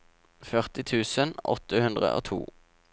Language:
Norwegian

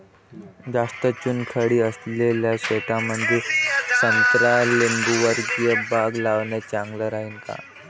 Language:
Marathi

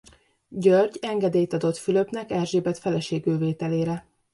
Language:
Hungarian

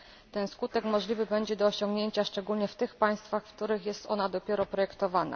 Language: Polish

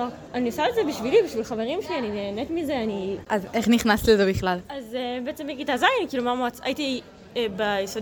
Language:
Hebrew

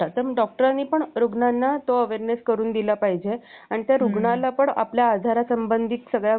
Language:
Marathi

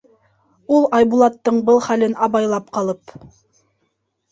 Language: Bashkir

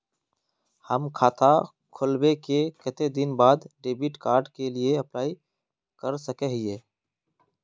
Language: Magahi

